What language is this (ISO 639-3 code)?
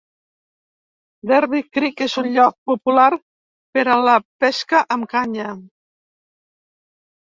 cat